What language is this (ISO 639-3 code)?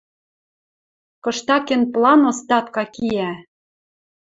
mrj